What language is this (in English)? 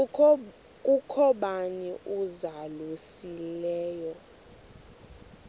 Xhosa